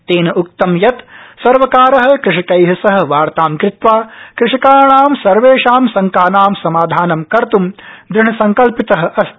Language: Sanskrit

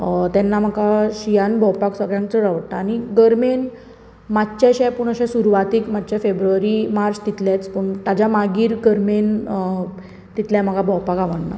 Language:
Konkani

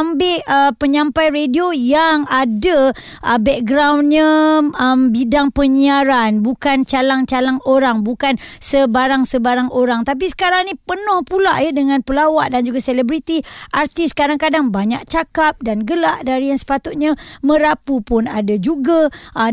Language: Malay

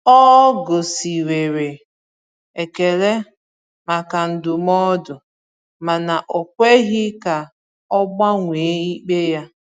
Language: Igbo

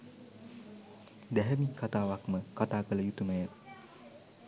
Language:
Sinhala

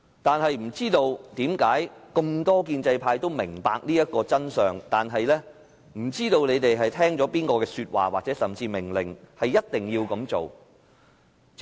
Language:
Cantonese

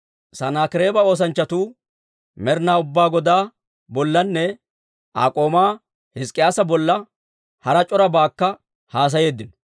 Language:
Dawro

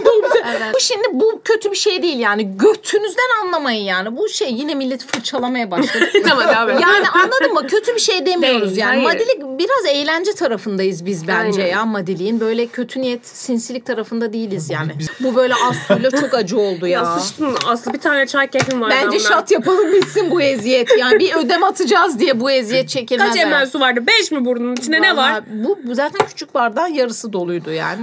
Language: Turkish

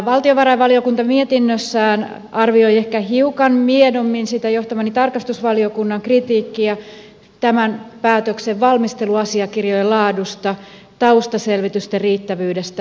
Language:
Finnish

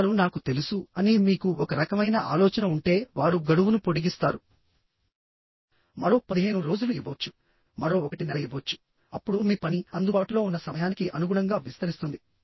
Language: Telugu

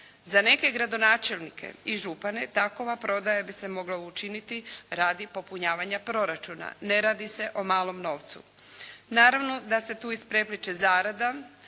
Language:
Croatian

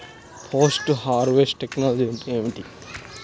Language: Telugu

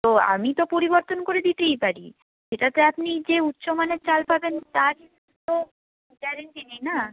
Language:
Bangla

